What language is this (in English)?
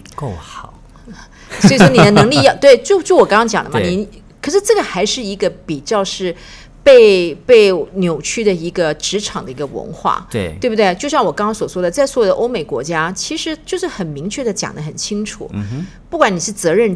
Chinese